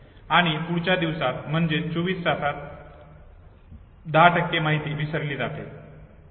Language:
Marathi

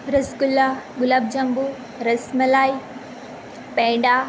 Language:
Gujarati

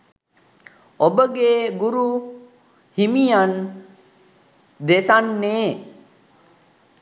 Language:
Sinhala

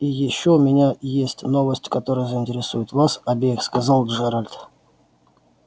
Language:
Russian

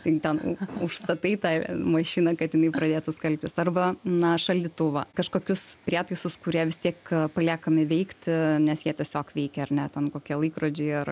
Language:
Lithuanian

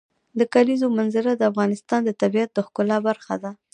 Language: Pashto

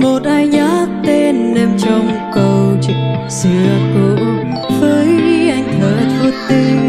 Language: Vietnamese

